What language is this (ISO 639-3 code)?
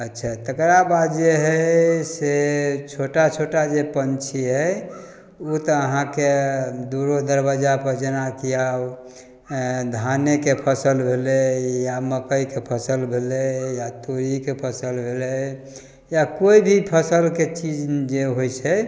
mai